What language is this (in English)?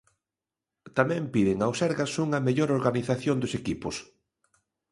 Galician